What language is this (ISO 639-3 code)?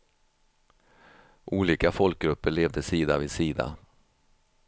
swe